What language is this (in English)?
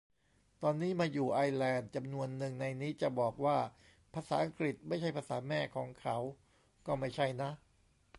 Thai